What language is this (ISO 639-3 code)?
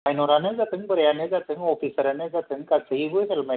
brx